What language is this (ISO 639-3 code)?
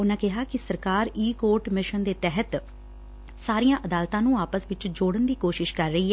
pan